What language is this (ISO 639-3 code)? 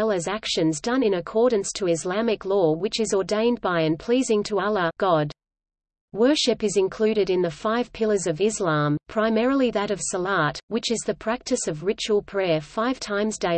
eng